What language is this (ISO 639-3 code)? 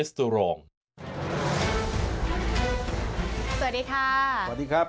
tha